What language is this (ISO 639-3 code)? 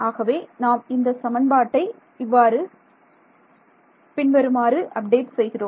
tam